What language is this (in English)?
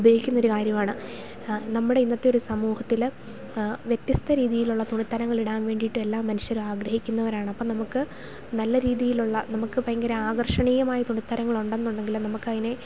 Malayalam